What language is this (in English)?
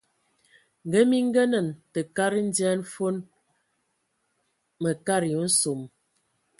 Ewondo